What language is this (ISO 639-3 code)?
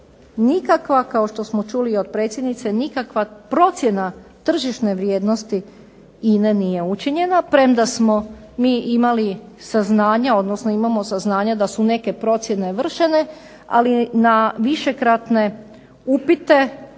hrv